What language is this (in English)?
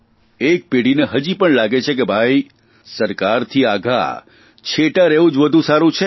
Gujarati